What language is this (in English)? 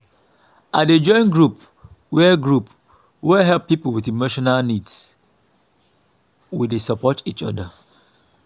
Nigerian Pidgin